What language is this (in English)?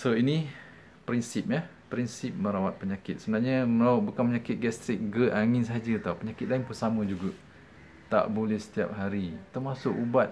Malay